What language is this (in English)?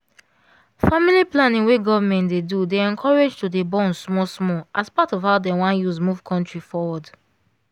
Nigerian Pidgin